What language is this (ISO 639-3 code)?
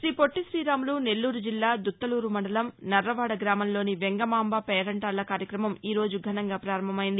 tel